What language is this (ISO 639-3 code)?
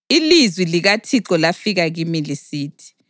nde